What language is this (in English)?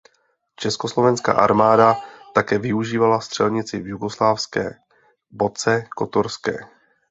Czech